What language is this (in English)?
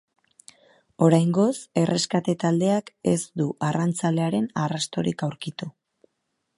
Basque